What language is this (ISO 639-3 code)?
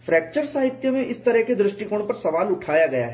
hin